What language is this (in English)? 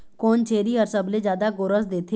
Chhattisgarhi